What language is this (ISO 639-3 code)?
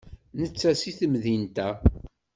kab